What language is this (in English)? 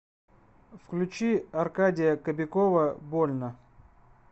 Russian